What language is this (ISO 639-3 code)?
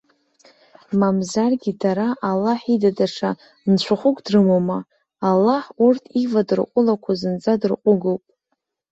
abk